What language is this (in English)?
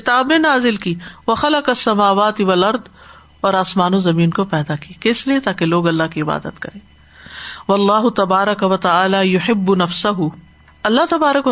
Urdu